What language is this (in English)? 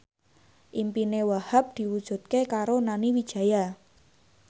Javanese